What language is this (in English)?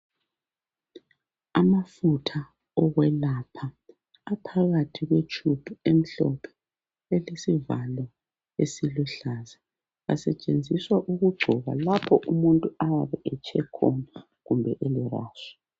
North Ndebele